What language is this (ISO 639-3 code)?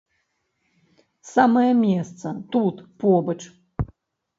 bel